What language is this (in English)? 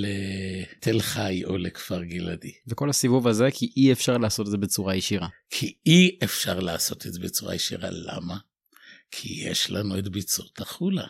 Hebrew